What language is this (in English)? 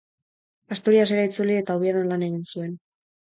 Basque